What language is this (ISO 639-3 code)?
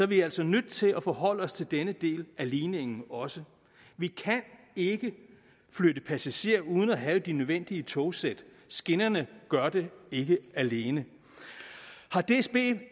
dan